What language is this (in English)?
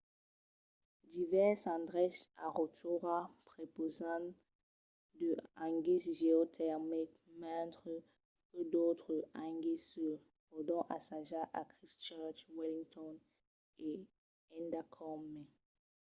Occitan